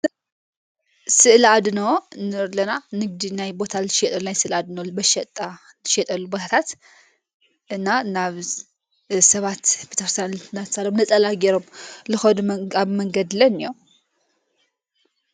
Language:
Tigrinya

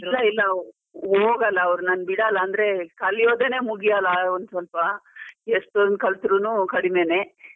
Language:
Kannada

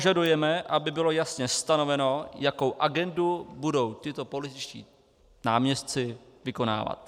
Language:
Czech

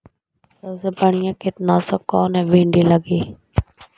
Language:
Magahi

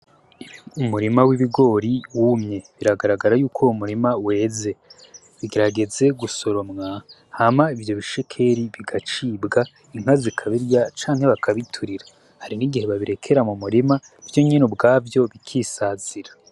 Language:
Rundi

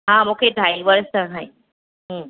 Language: Sindhi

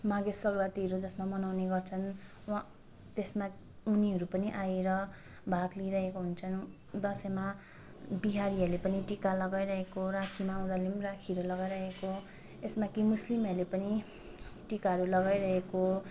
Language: Nepali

